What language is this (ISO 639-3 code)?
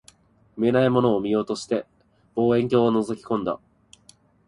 jpn